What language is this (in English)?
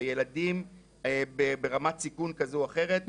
Hebrew